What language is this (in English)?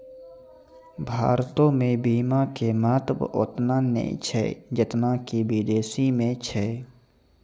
Maithili